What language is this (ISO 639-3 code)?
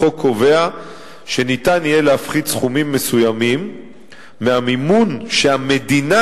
heb